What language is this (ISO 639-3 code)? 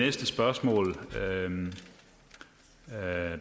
dan